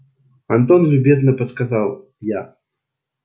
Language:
Russian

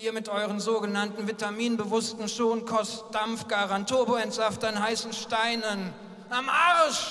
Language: German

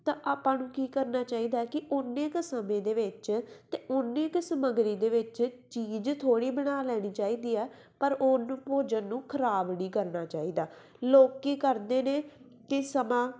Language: Punjabi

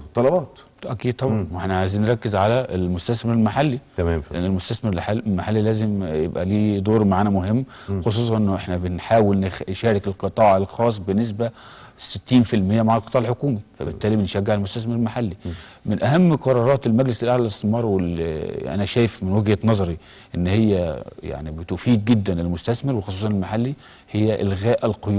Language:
Arabic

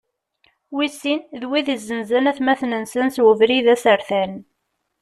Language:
Kabyle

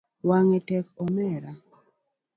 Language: Luo (Kenya and Tanzania)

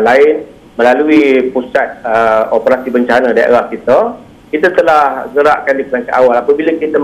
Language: Malay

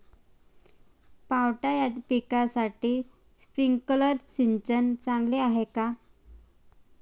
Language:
Marathi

